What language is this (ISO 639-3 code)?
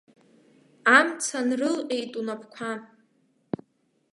abk